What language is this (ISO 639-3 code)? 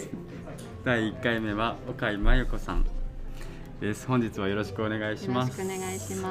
jpn